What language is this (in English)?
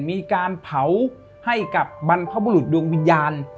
Thai